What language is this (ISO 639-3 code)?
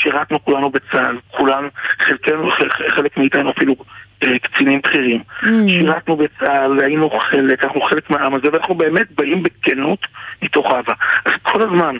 heb